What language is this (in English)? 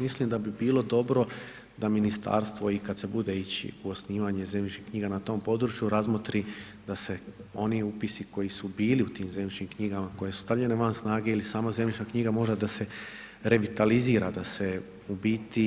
Croatian